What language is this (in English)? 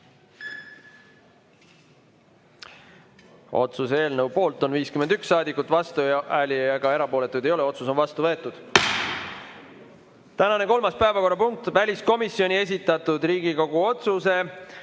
Estonian